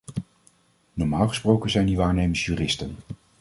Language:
Dutch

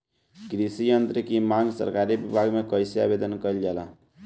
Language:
Bhojpuri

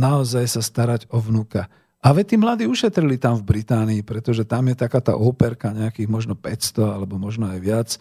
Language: Slovak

